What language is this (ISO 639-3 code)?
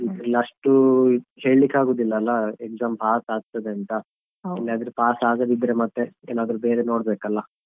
kan